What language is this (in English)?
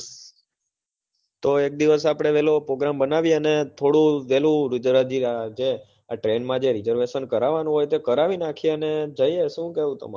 Gujarati